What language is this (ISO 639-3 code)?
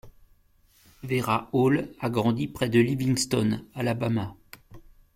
fra